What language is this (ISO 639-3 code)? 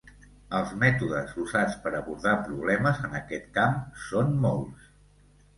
cat